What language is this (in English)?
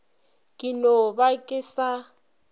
Northern Sotho